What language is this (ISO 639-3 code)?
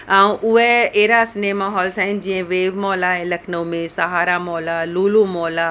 snd